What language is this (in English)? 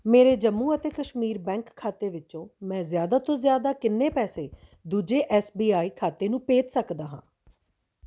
Punjabi